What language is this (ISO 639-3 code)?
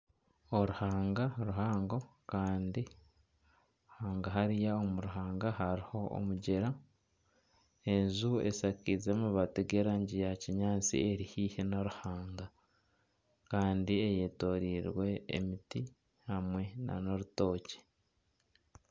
nyn